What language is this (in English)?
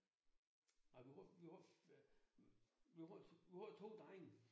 Danish